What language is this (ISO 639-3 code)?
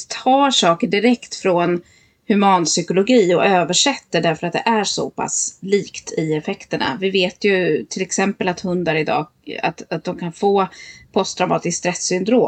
swe